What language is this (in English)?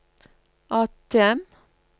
Norwegian